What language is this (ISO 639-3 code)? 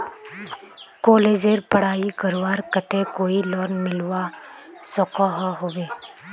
mag